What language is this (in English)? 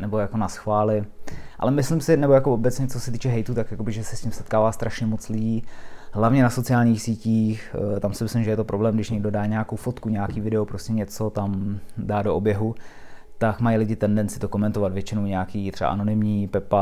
Czech